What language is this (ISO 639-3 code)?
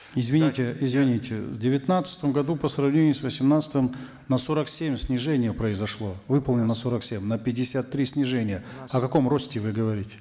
kaz